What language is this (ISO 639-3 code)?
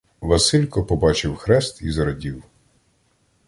ukr